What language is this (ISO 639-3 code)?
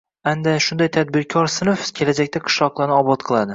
uzb